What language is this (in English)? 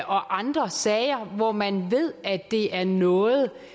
Danish